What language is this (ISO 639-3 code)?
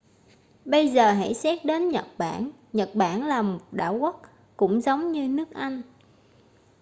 vie